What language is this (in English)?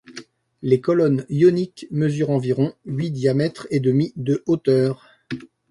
French